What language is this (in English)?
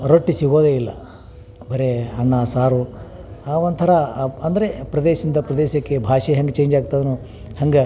Kannada